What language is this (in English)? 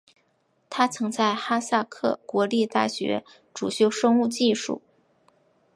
Chinese